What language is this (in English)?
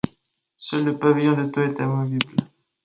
French